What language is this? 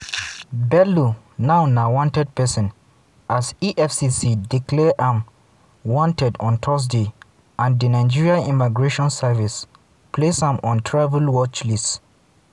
Nigerian Pidgin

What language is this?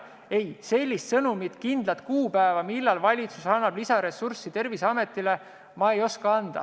Estonian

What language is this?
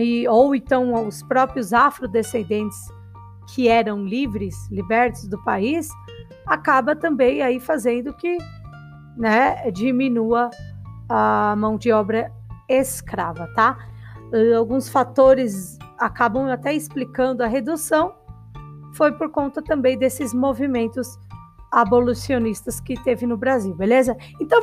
Portuguese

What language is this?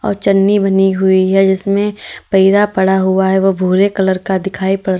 Hindi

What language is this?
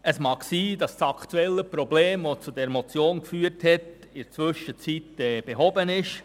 Swiss German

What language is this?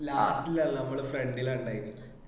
Malayalam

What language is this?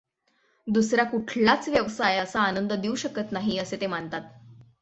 Marathi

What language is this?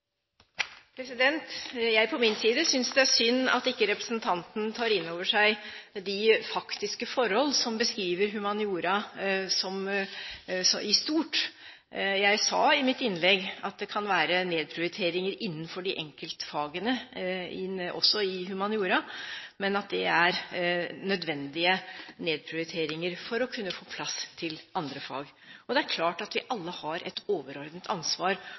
Norwegian Bokmål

